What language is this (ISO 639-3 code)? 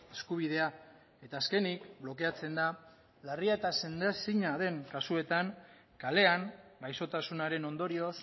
eus